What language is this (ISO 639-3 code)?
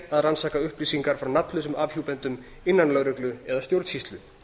isl